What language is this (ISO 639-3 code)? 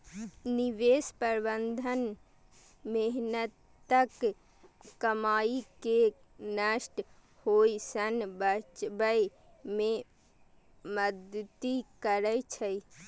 mai